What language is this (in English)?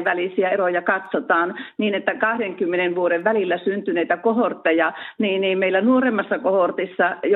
Finnish